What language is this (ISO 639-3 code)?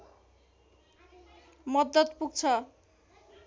nep